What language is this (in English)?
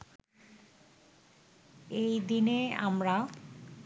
Bangla